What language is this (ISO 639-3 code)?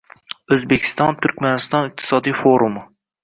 uzb